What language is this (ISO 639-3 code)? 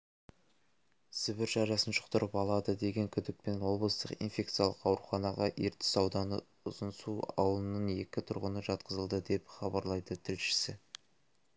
kaz